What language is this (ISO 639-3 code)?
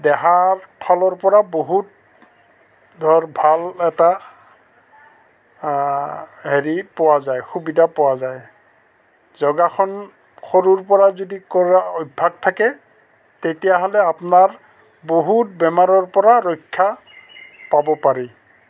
asm